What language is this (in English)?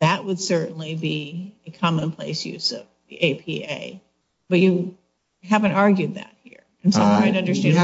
English